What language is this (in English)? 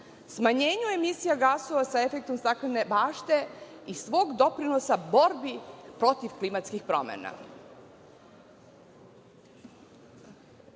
Serbian